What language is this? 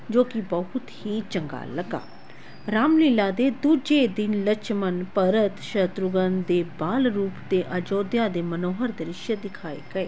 Punjabi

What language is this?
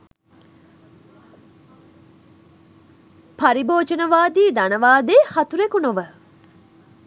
Sinhala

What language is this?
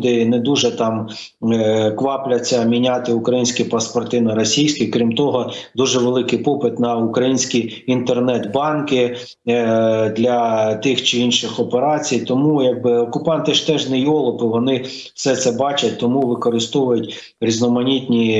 Ukrainian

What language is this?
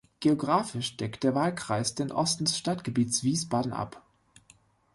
German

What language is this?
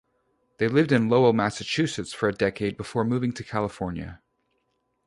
English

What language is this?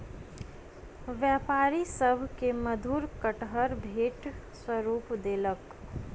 Maithili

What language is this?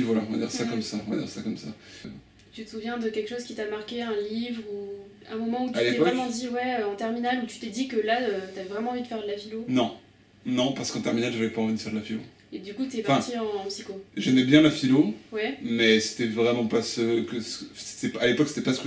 French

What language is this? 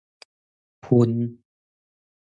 Min Nan Chinese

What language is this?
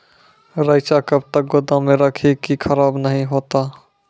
Maithili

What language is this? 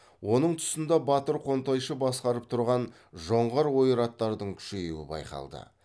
Kazakh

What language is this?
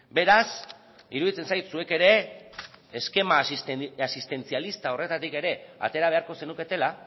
Basque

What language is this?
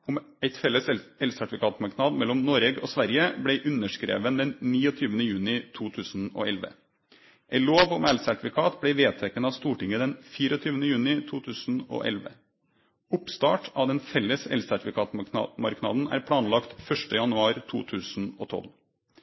Norwegian Nynorsk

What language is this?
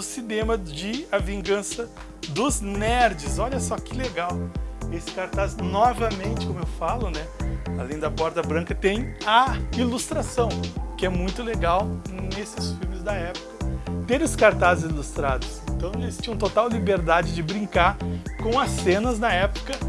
Portuguese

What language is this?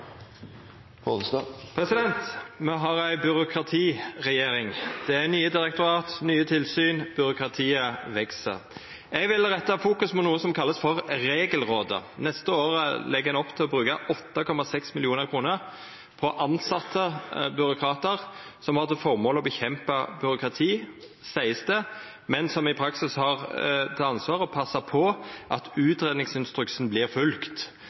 Norwegian Nynorsk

